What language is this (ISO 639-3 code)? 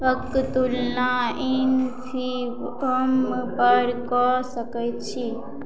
mai